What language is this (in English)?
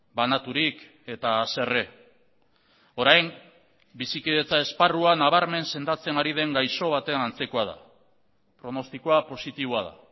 Basque